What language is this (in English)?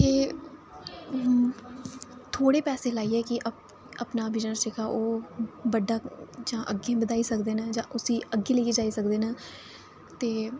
Dogri